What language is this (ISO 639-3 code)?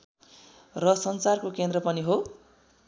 nep